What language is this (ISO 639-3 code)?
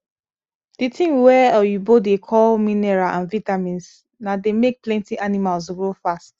pcm